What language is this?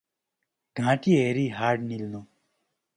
Nepali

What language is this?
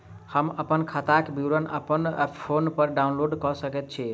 Maithili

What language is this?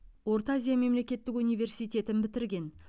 Kazakh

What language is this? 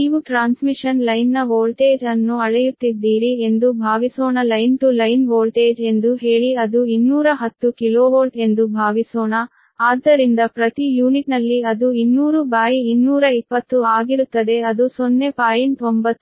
Kannada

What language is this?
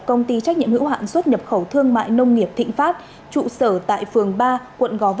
Vietnamese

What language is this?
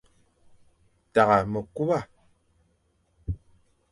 Fang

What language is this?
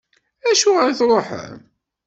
Kabyle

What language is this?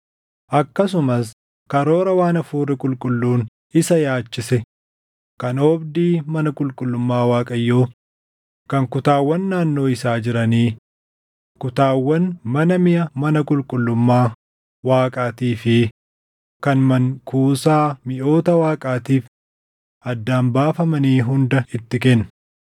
Oromo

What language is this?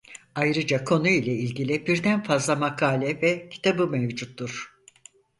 Turkish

